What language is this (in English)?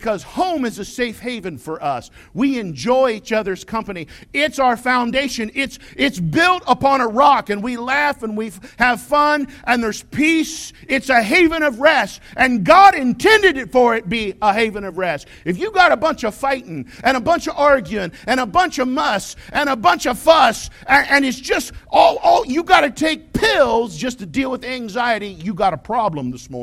English